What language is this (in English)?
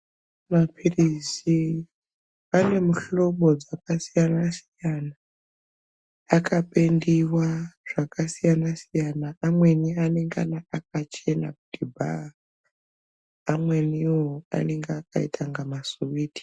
Ndau